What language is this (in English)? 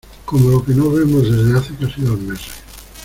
Spanish